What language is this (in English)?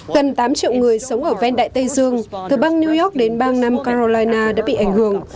Vietnamese